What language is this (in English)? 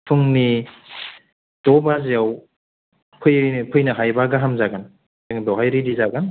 Bodo